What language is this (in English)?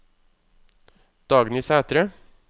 Norwegian